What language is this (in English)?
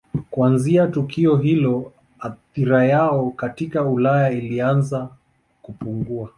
Swahili